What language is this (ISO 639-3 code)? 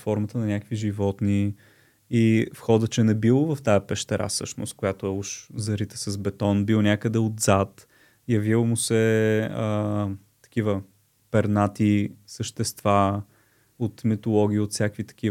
bul